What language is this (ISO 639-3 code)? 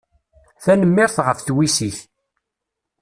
kab